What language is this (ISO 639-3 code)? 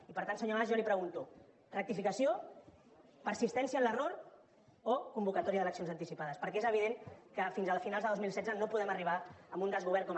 cat